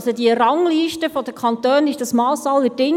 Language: Swiss German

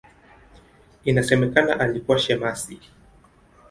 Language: Swahili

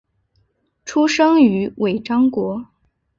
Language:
Chinese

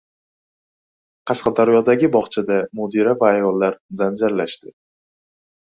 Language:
Uzbek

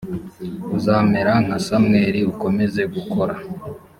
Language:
Kinyarwanda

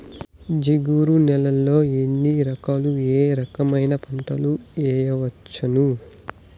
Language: Telugu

